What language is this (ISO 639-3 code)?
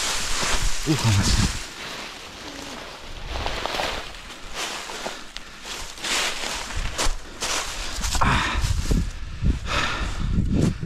tur